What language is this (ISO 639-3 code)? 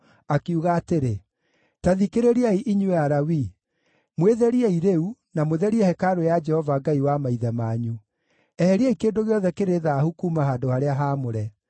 kik